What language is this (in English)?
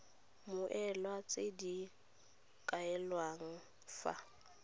Tswana